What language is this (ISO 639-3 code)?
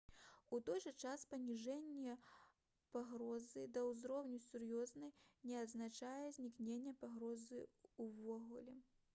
bel